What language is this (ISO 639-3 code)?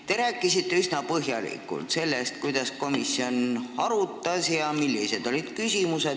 est